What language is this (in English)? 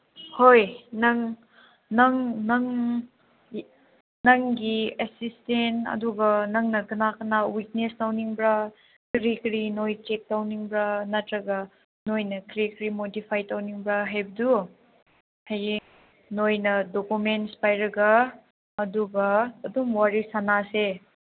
Manipuri